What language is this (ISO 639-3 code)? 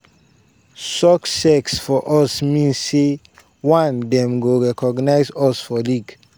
pcm